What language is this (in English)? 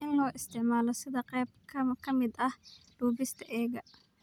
Somali